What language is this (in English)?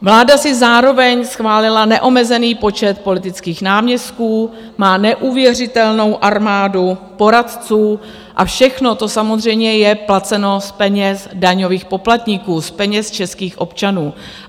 Czech